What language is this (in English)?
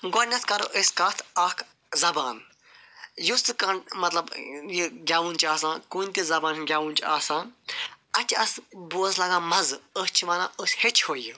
Kashmiri